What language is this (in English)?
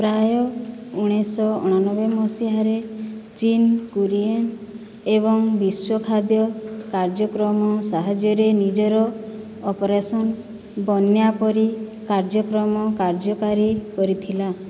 Odia